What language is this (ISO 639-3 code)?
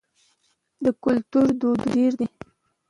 pus